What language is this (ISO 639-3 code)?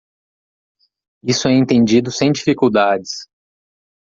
por